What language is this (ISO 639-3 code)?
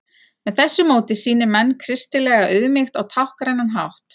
isl